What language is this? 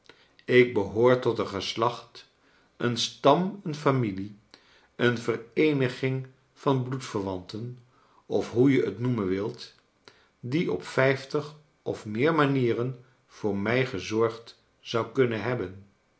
Dutch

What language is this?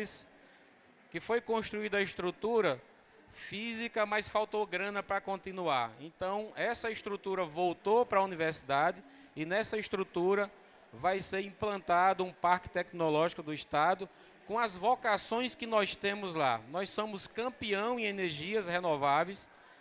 Portuguese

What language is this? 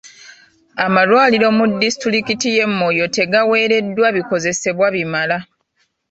Ganda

